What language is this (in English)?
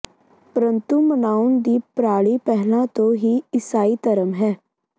Punjabi